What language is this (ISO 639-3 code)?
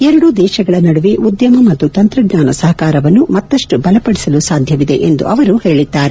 kan